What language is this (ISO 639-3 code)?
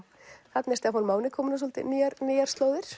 isl